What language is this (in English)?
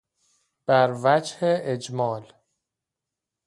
Persian